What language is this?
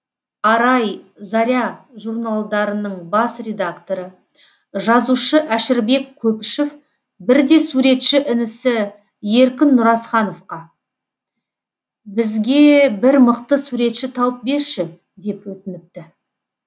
Kazakh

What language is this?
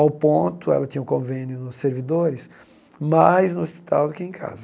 Portuguese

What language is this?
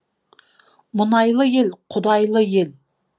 Kazakh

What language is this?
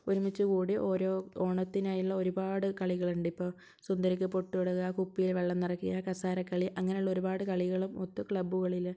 Malayalam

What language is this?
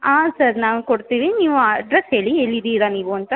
Kannada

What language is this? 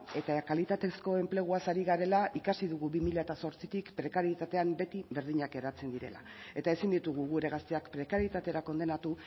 Basque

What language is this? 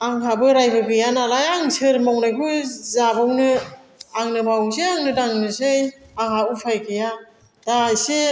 Bodo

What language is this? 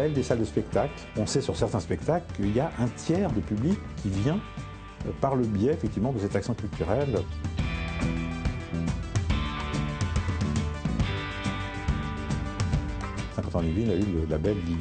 French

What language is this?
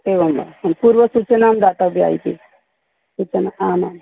Sanskrit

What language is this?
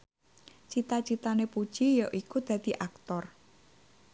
Javanese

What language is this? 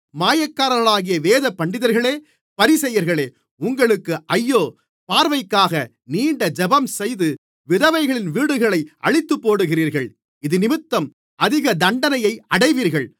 Tamil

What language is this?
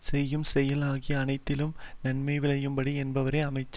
Tamil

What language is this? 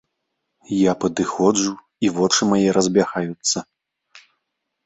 Belarusian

